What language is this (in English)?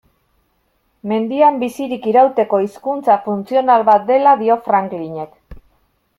Basque